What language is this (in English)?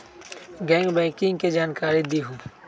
Magahi